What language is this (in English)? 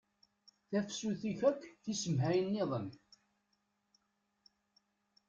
Kabyle